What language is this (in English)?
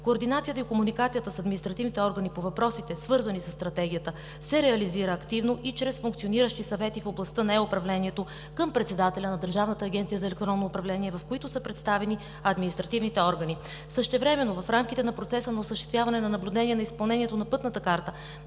Bulgarian